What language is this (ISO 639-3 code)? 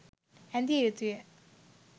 sin